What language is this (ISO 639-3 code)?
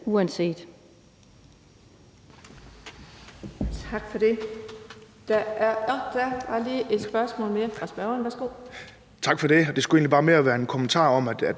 dan